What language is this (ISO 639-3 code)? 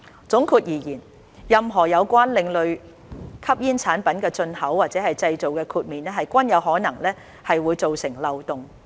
yue